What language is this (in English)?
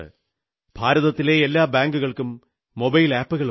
Malayalam